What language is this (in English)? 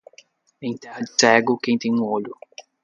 Portuguese